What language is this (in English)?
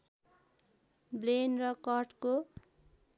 Nepali